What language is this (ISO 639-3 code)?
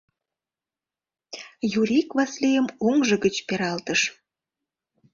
chm